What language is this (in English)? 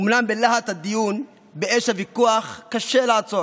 Hebrew